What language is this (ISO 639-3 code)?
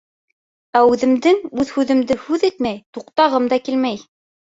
bak